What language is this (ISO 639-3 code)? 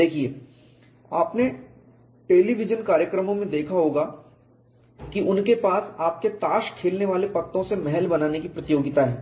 hin